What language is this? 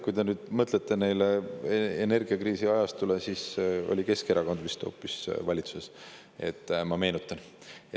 Estonian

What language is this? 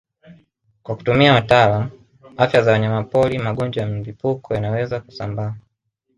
Swahili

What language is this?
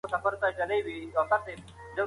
Pashto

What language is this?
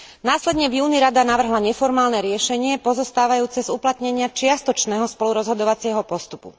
Slovak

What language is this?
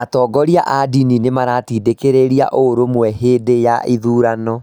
Kikuyu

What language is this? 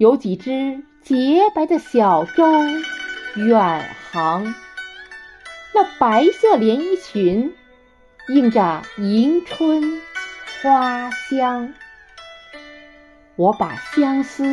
Chinese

